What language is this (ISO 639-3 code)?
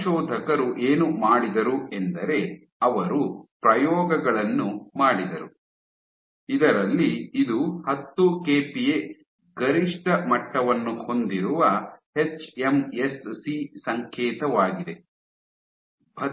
kan